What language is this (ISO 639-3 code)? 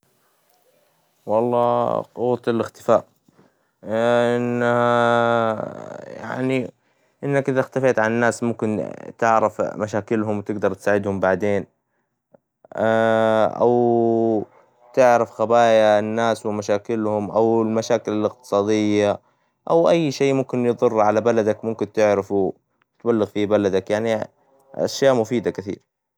acw